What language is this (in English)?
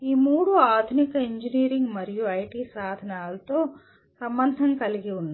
Telugu